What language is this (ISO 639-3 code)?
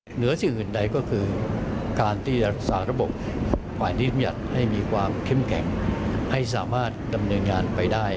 tha